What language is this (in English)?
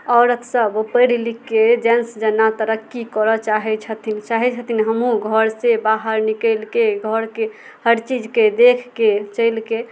Maithili